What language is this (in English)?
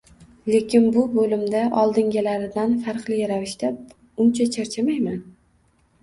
Uzbek